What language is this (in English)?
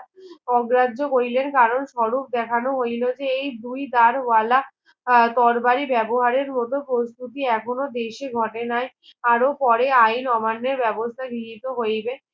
Bangla